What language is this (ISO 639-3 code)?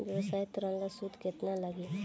bho